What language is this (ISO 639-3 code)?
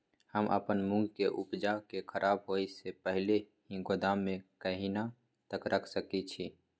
mai